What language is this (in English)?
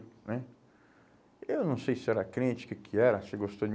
Portuguese